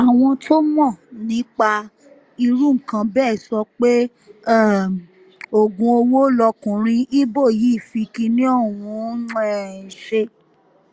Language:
Yoruba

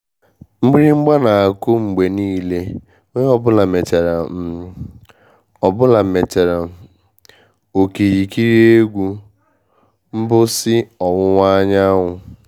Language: Igbo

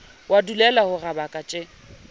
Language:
Southern Sotho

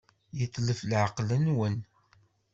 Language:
Kabyle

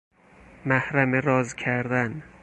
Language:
Persian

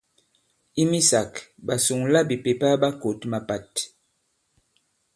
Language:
Bankon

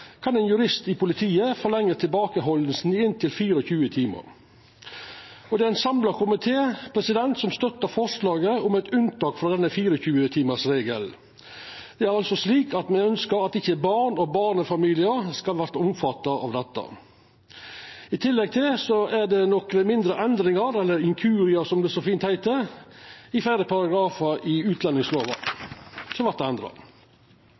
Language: Norwegian Nynorsk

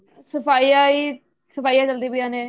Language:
Punjabi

